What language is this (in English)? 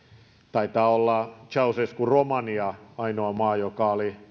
Finnish